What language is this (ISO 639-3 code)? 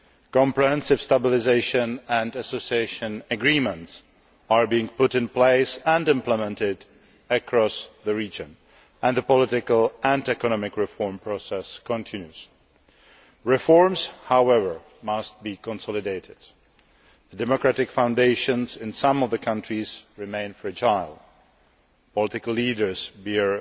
eng